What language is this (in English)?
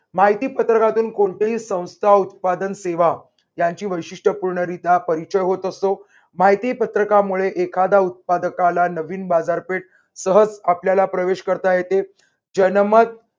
Marathi